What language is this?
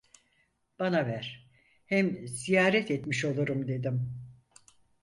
Turkish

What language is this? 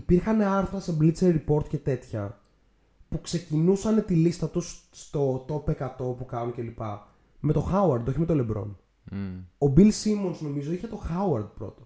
Greek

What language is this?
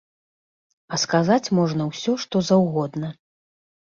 Belarusian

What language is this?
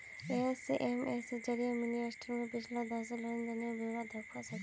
Magahi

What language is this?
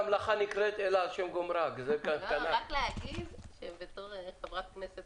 Hebrew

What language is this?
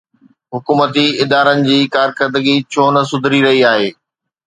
Sindhi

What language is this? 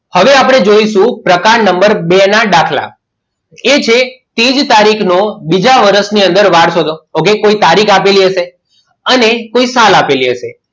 Gujarati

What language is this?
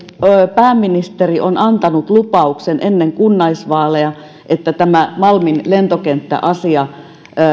Finnish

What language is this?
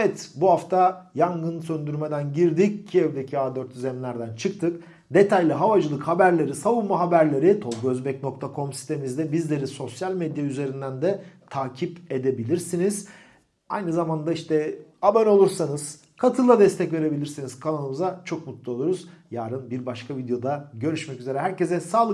Turkish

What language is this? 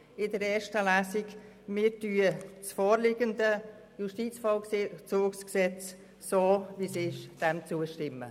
Swiss German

